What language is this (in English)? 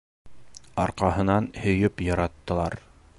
Bashkir